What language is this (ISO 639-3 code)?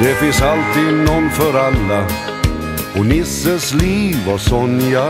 swe